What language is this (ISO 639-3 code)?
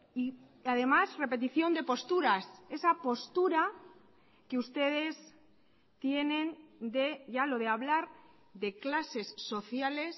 spa